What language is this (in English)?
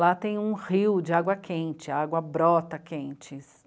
Portuguese